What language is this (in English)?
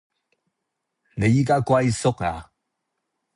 Cantonese